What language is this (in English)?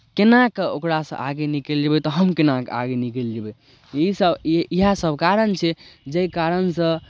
Maithili